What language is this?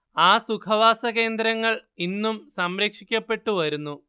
Malayalam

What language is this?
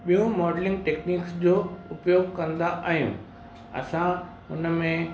Sindhi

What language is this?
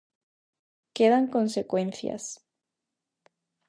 Galician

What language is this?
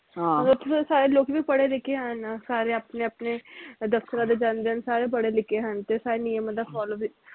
Punjabi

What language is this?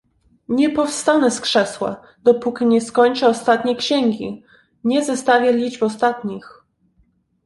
Polish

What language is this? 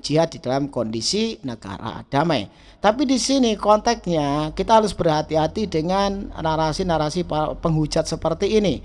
Indonesian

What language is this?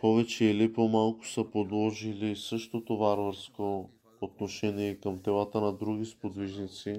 Bulgarian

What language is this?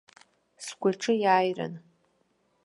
Abkhazian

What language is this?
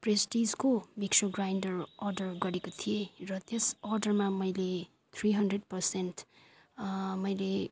Nepali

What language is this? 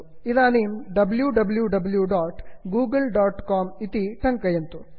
Sanskrit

